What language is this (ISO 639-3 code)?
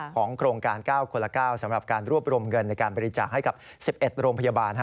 tha